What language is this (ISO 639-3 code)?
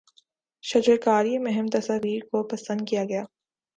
urd